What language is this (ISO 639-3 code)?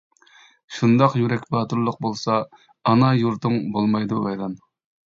uig